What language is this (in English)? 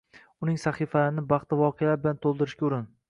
Uzbek